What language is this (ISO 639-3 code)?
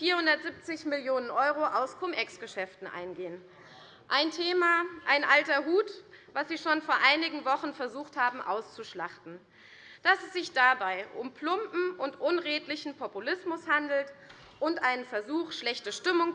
deu